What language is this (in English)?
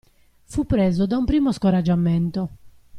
Italian